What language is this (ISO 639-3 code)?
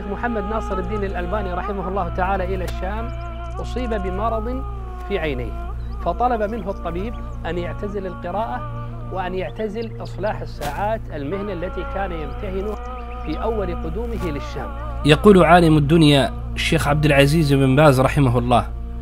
ara